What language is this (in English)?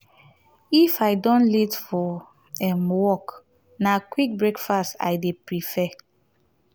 Nigerian Pidgin